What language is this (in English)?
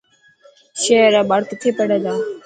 Dhatki